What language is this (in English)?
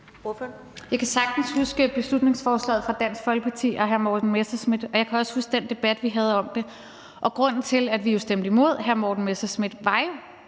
Danish